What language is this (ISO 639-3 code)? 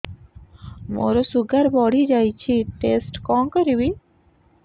ori